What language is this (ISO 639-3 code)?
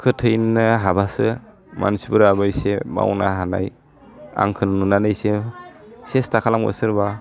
brx